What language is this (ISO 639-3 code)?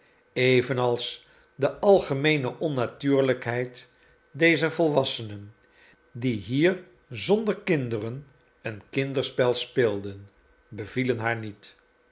nld